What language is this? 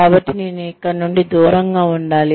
Telugu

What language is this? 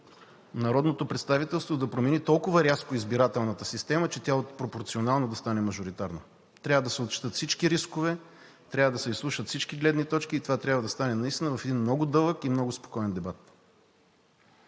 Bulgarian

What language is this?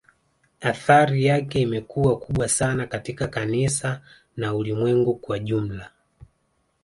Swahili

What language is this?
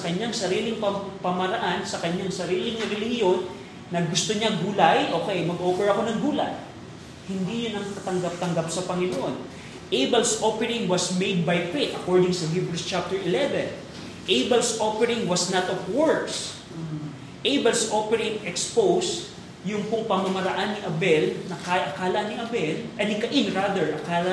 Filipino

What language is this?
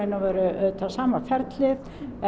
Icelandic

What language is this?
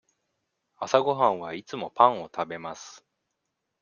Japanese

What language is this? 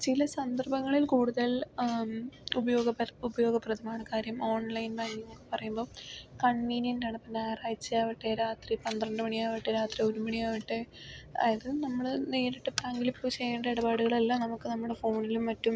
Malayalam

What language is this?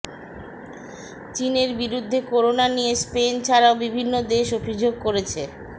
Bangla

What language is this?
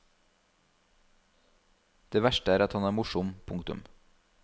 Norwegian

